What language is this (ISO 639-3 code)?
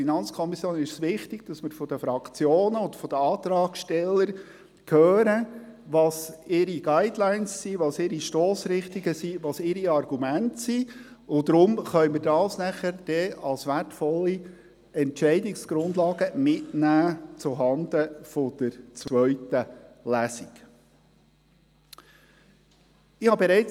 gsw